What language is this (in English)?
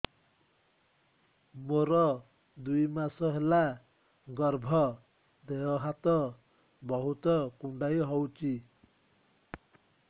Odia